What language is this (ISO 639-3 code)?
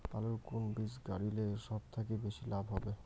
ben